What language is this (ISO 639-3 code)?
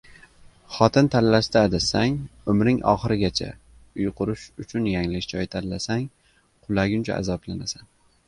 uzb